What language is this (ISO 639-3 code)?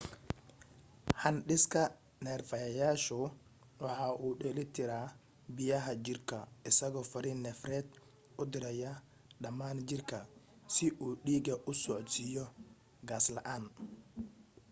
som